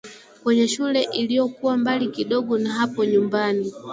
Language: Swahili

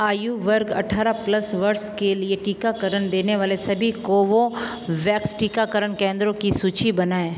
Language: Hindi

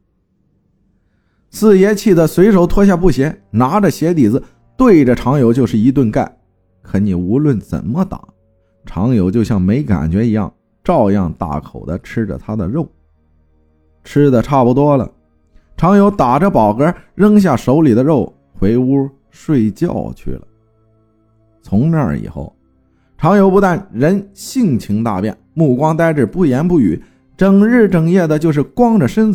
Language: Chinese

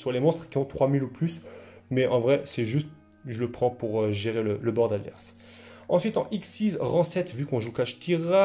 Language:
French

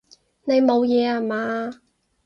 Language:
Cantonese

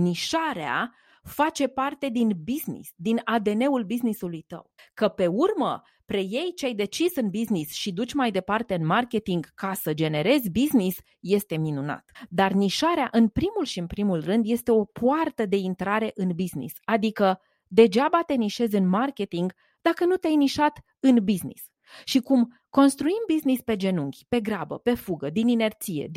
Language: Romanian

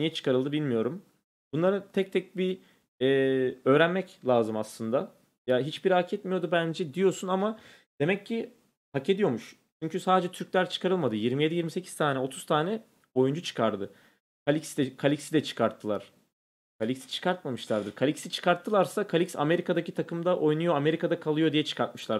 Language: Turkish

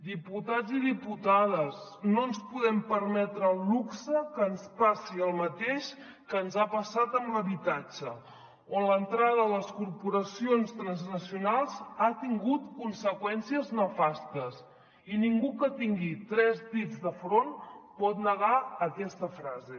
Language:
Catalan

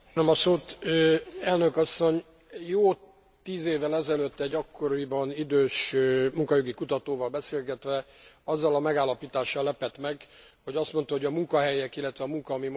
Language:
Hungarian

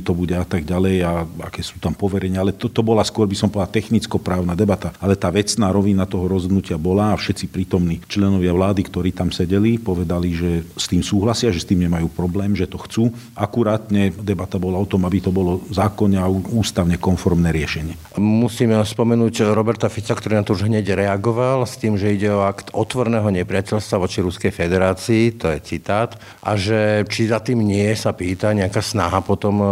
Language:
Slovak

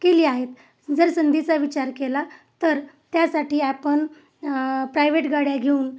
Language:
Marathi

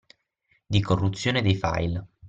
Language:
Italian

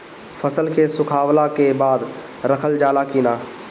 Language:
Bhojpuri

